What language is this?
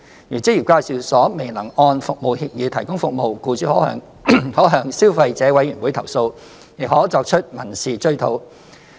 Cantonese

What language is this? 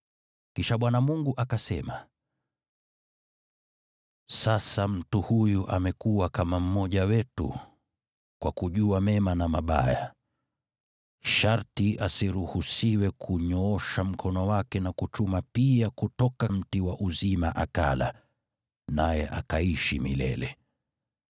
Swahili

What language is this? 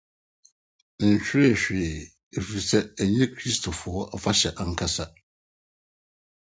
Akan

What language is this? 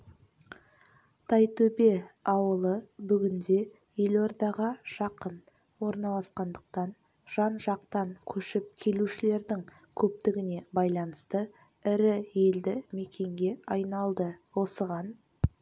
Kazakh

